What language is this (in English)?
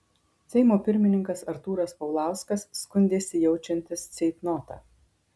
Lithuanian